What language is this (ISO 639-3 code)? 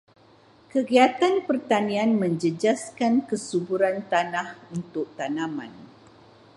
msa